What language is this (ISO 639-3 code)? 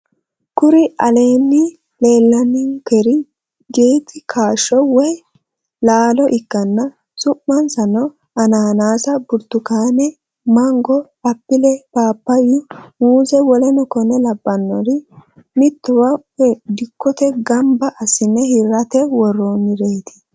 sid